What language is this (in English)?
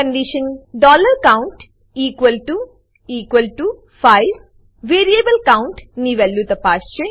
Gujarati